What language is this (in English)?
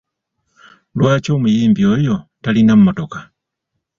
Ganda